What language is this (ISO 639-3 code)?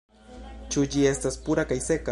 epo